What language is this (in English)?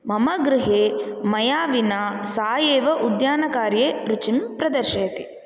Sanskrit